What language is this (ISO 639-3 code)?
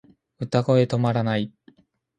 jpn